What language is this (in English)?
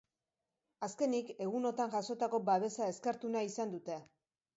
Basque